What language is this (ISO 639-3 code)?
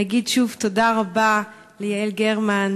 heb